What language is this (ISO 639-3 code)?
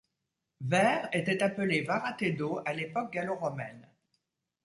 fra